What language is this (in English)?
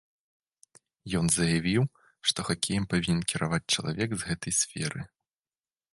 Belarusian